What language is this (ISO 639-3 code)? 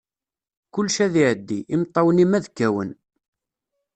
kab